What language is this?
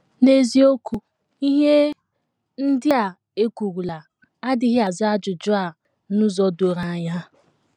Igbo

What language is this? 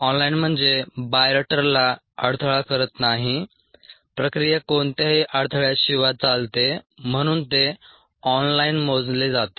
Marathi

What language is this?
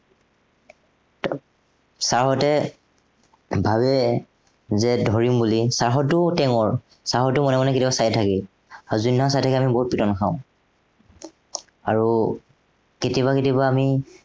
Assamese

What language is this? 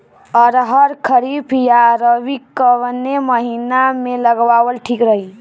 Bhojpuri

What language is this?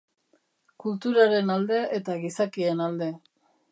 Basque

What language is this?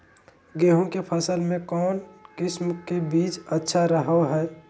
Magahi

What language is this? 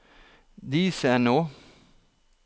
Norwegian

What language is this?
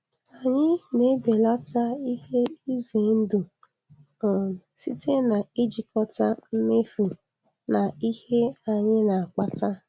Igbo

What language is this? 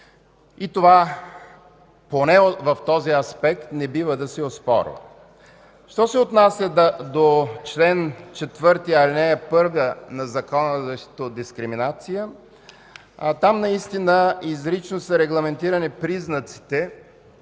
Bulgarian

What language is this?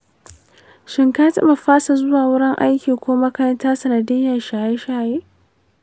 Hausa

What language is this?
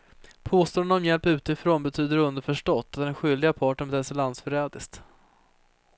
Swedish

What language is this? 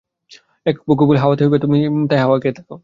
Bangla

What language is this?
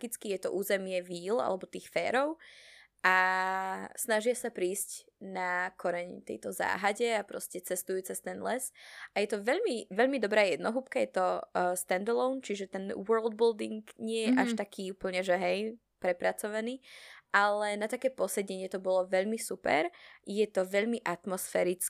Slovak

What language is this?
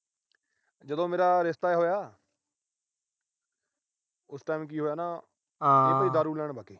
Punjabi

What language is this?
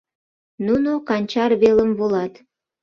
Mari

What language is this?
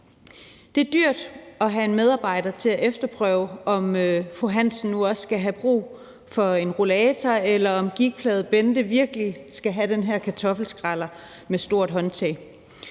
Danish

